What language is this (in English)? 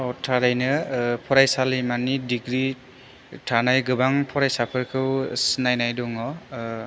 Bodo